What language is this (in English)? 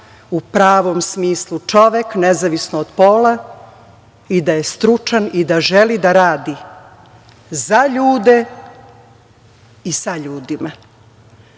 Serbian